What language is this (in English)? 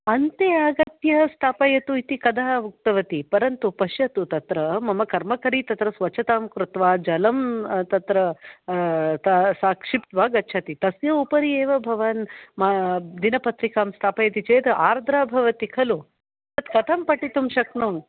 Sanskrit